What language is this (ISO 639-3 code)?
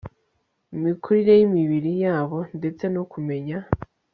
kin